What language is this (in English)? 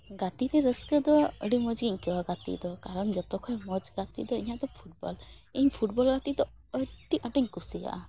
Santali